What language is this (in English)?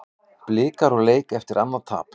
Icelandic